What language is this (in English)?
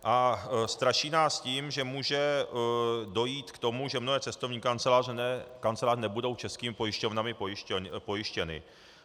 Czech